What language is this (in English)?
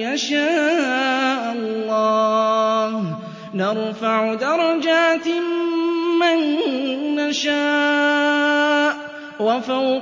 Arabic